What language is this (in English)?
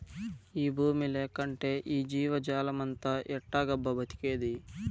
Telugu